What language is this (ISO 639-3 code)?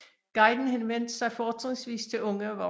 dan